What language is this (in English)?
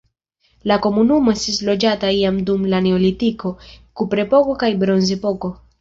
Esperanto